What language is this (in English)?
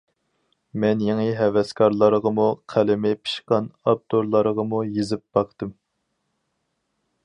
Uyghur